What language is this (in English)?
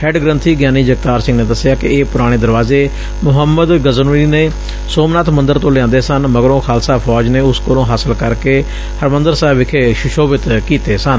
Punjabi